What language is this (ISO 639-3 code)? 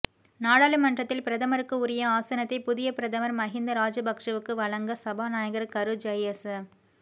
tam